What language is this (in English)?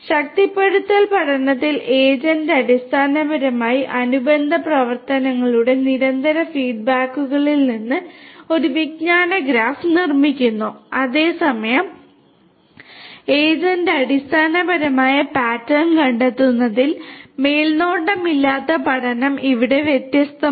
Malayalam